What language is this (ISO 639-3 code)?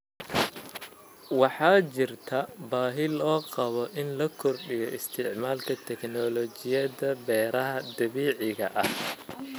som